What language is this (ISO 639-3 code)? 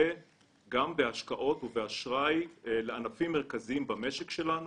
heb